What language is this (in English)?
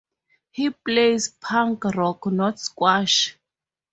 English